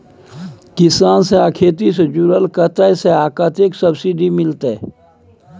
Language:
Maithili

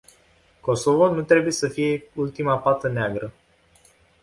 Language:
Romanian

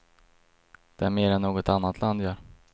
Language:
Swedish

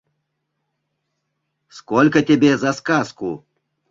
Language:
Mari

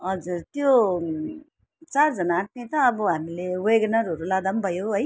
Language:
Nepali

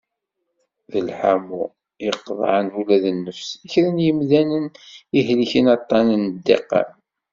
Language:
Kabyle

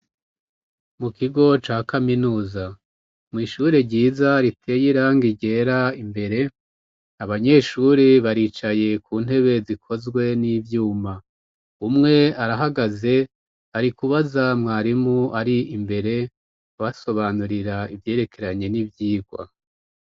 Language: Rundi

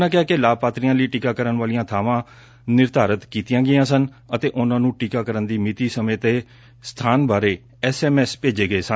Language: Punjabi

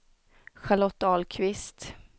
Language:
Swedish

